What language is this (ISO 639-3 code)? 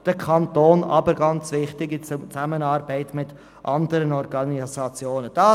gsw